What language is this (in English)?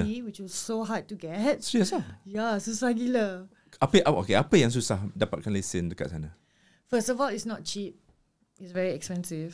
Malay